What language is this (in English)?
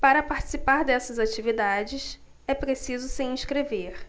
Portuguese